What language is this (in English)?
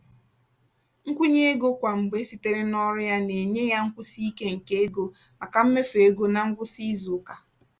Igbo